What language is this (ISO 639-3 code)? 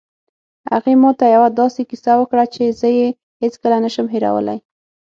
pus